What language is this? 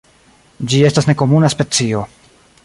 Esperanto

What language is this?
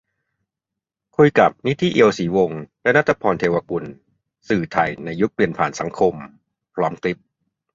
Thai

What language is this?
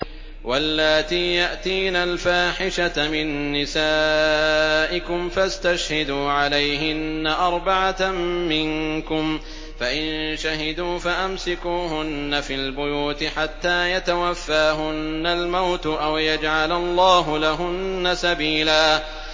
Arabic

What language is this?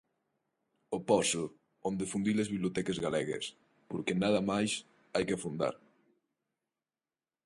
Galician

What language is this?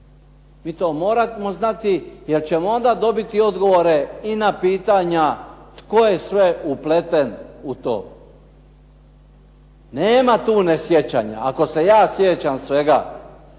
Croatian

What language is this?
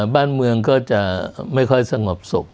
Thai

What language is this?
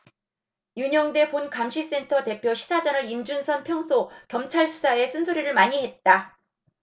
Korean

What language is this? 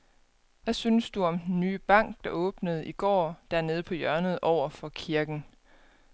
Danish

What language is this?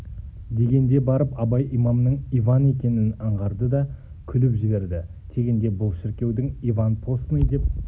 Kazakh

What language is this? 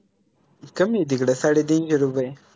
Marathi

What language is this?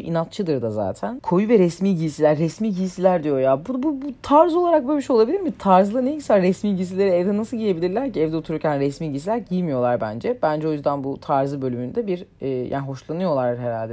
Turkish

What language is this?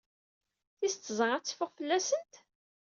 Kabyle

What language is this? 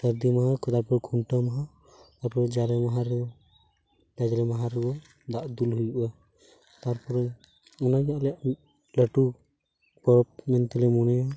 Santali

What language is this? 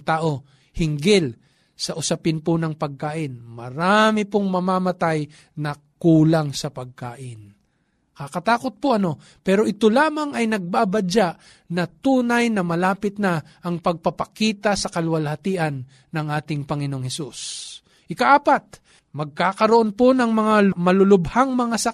Filipino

